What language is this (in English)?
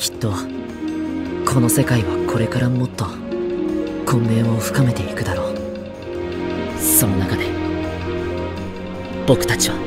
Japanese